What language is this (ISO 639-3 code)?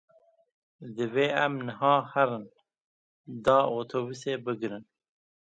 kur